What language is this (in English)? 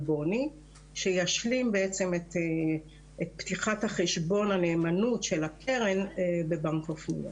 Hebrew